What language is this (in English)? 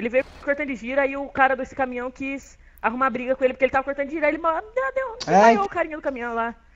Portuguese